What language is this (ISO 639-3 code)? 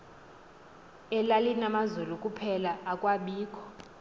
xho